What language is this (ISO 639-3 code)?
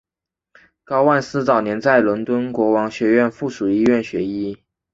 zho